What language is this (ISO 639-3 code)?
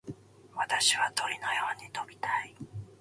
jpn